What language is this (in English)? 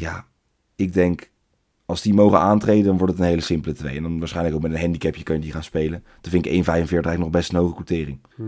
Dutch